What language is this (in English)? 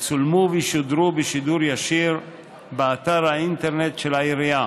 Hebrew